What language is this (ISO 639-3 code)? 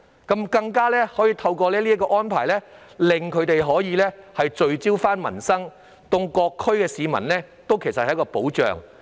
yue